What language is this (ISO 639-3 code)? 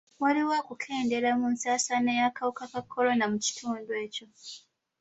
lug